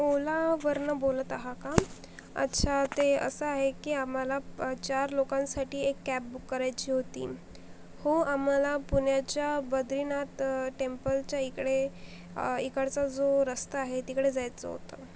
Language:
Marathi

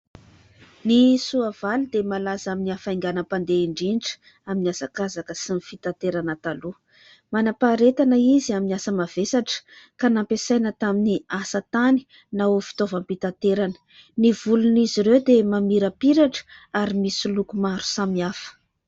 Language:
Malagasy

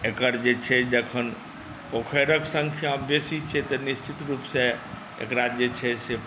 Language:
Maithili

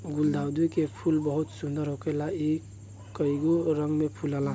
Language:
Bhojpuri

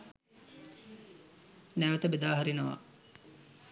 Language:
Sinhala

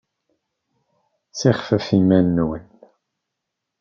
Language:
Kabyle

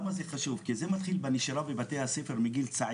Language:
Hebrew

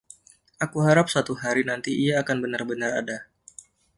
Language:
Indonesian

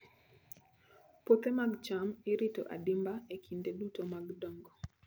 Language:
Luo (Kenya and Tanzania)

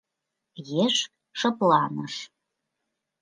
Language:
Mari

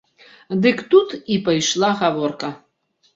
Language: Belarusian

